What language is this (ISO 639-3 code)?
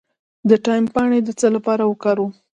pus